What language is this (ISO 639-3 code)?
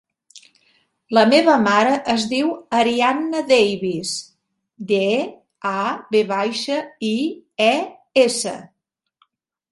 cat